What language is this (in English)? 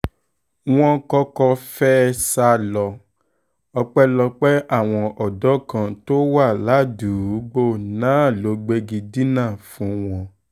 Yoruba